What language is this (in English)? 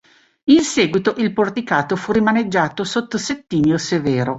Italian